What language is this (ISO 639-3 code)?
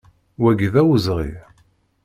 kab